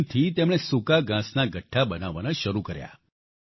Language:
Gujarati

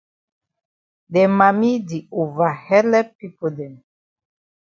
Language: Cameroon Pidgin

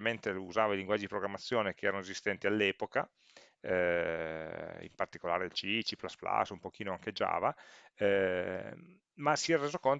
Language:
Italian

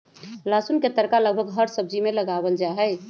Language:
Magahi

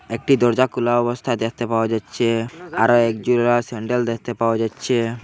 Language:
Bangla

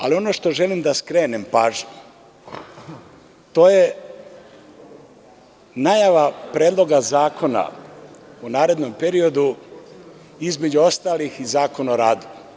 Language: Serbian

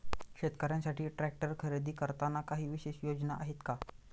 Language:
Marathi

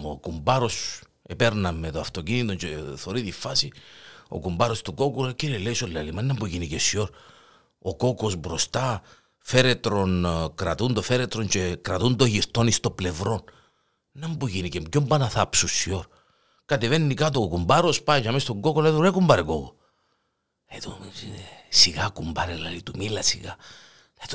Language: Greek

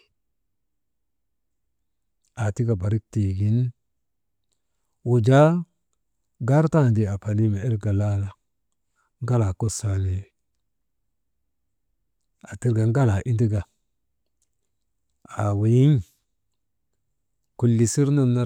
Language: Maba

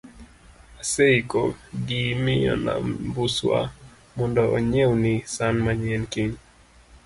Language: Luo (Kenya and Tanzania)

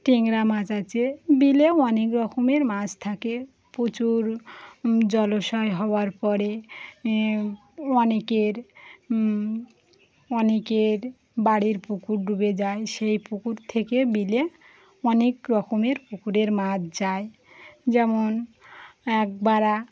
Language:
Bangla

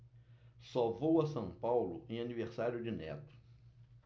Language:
Portuguese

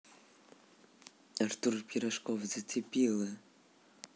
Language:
Russian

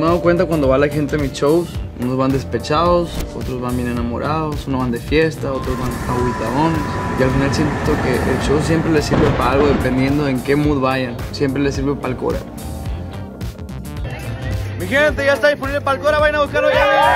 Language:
Spanish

